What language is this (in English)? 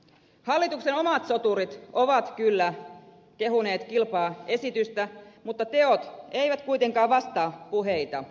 Finnish